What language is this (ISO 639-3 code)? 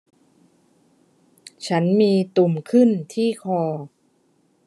tha